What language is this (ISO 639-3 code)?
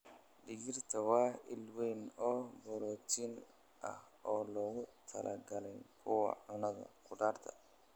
som